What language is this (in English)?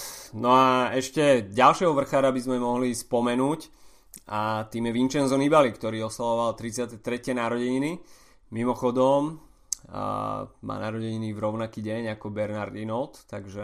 Slovak